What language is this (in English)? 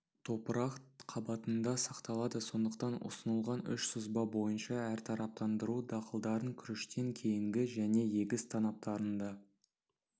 Kazakh